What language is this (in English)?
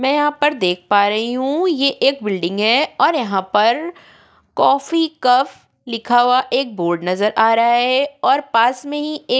Hindi